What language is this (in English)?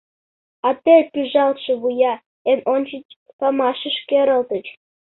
Mari